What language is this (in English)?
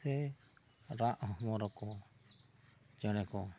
Santali